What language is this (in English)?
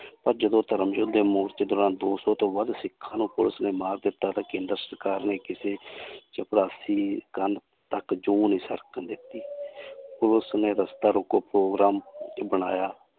Punjabi